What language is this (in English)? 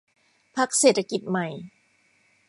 Thai